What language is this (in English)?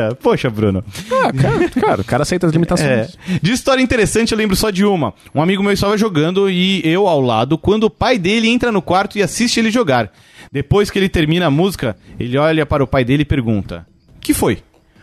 Portuguese